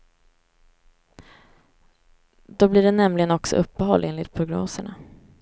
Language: Swedish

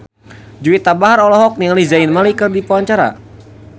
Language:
Sundanese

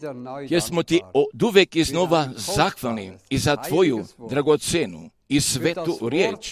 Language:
Croatian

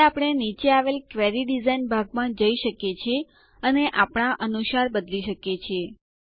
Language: Gujarati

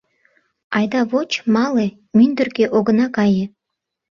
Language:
Mari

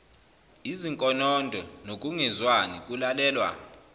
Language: Zulu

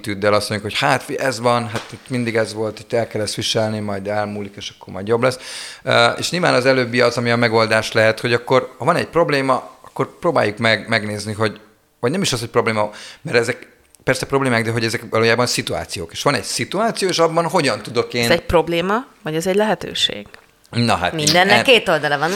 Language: Hungarian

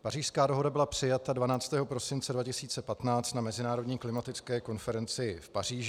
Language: Czech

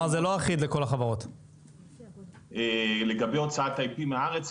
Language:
Hebrew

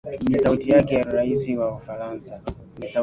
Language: Swahili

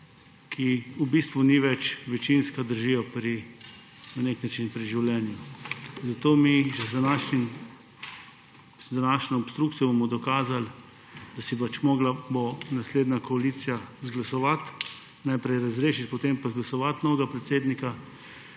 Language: Slovenian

